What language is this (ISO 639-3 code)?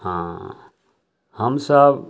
mai